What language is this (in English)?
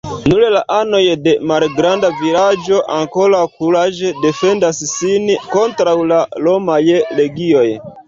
Esperanto